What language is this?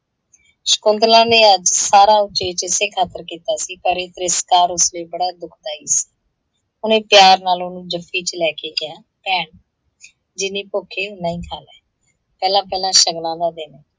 Punjabi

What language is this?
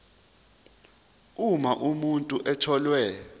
Zulu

